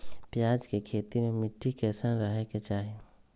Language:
Magahi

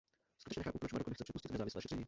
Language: Czech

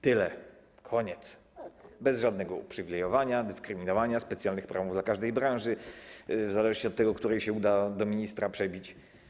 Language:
Polish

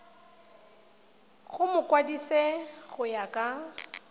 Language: Tswana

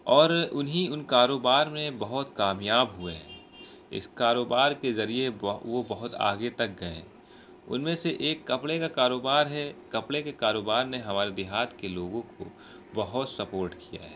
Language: Urdu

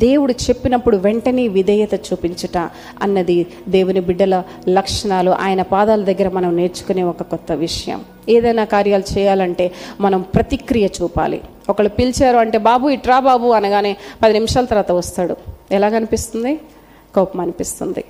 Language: Telugu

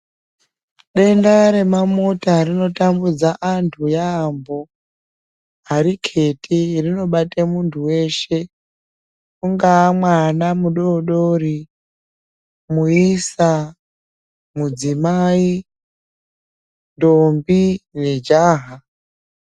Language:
Ndau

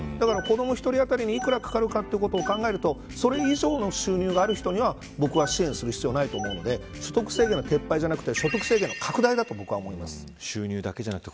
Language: Japanese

